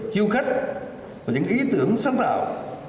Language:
Vietnamese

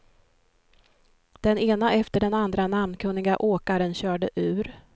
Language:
Swedish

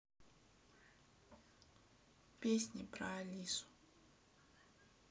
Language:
Russian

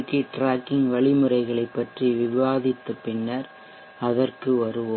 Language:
Tamil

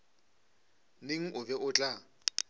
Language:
Northern Sotho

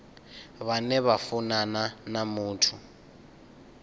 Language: Venda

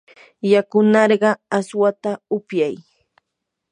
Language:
Yanahuanca Pasco Quechua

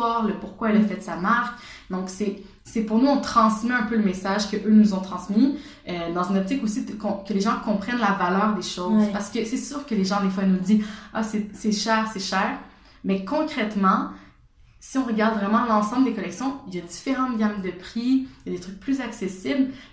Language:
French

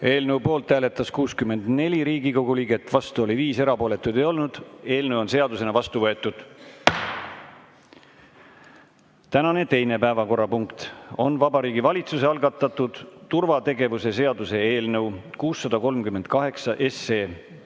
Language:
Estonian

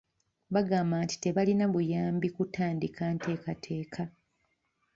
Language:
Ganda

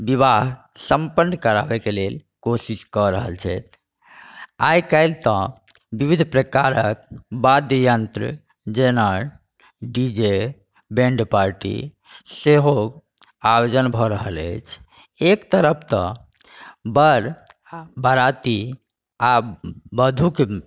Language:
Maithili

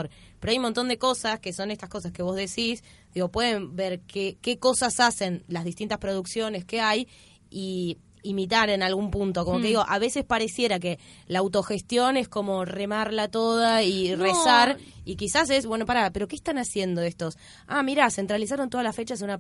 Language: Spanish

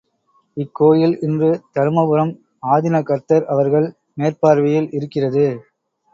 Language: Tamil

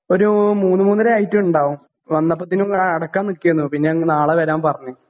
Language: Malayalam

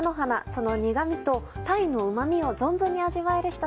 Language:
Japanese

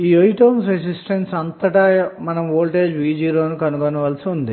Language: Telugu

